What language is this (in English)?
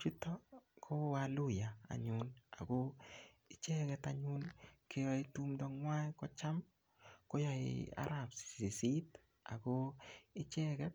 Kalenjin